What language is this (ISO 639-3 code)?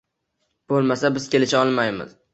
uzb